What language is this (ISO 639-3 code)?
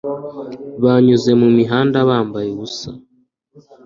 kin